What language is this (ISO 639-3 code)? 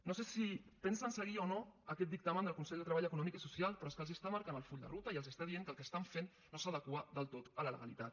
cat